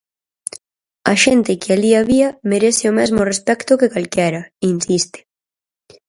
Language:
Galician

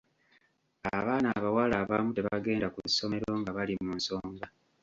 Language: Ganda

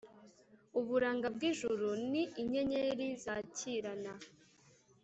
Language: Kinyarwanda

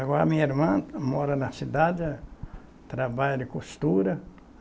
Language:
Portuguese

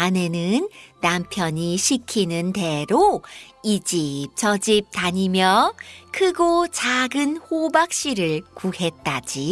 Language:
Korean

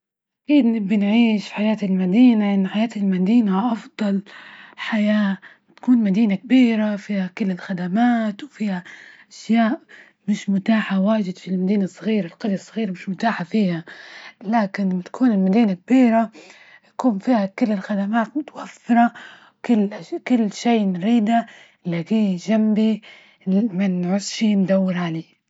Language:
Libyan Arabic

